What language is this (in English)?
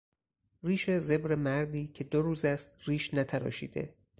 Persian